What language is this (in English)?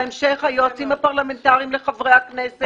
Hebrew